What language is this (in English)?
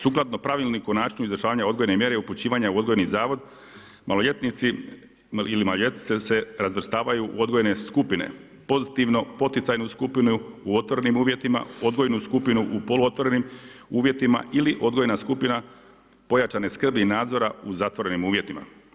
Croatian